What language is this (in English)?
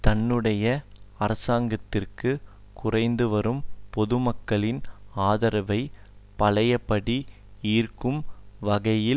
Tamil